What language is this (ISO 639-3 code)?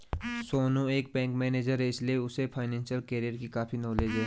hin